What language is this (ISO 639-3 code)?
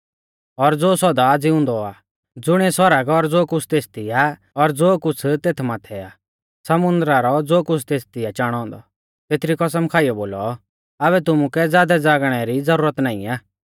bfz